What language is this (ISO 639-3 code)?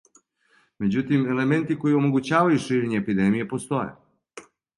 srp